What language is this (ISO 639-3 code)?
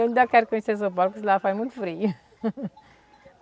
por